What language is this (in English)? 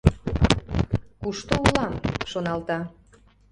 Mari